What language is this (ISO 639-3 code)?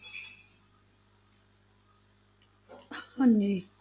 pan